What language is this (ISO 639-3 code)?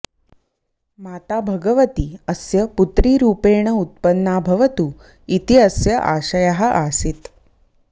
san